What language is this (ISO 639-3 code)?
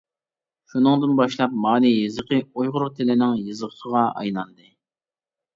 uig